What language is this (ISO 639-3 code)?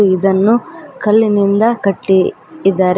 kan